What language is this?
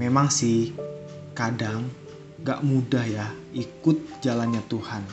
Indonesian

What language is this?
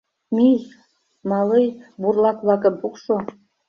Mari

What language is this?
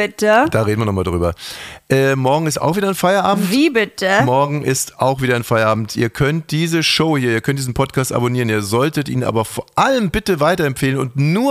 German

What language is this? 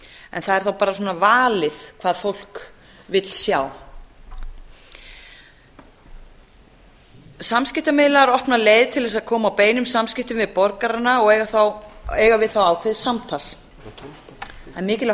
Icelandic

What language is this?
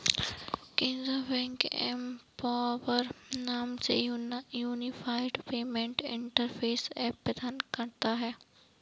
Hindi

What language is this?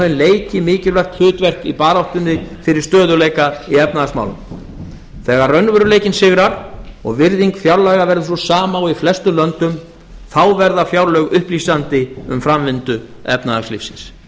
Icelandic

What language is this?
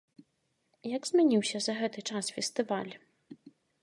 Belarusian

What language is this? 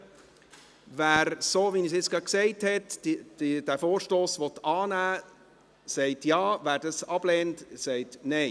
Swiss German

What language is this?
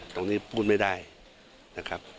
Thai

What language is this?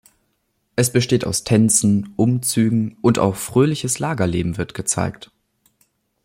German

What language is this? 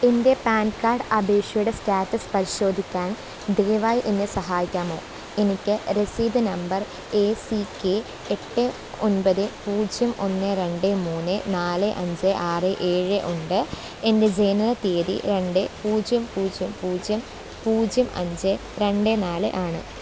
Malayalam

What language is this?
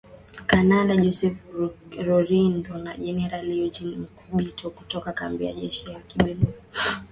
Swahili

